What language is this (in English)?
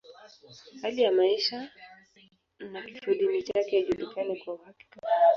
Swahili